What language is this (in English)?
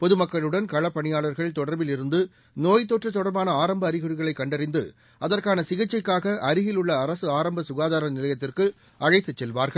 Tamil